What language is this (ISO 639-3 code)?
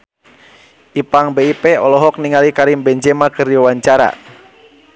sun